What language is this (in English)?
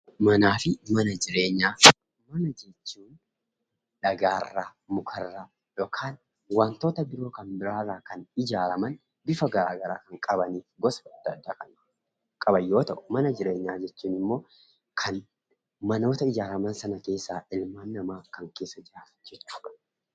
Oromo